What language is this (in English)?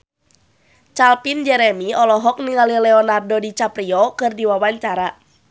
Sundanese